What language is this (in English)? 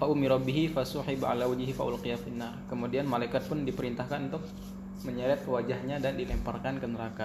Indonesian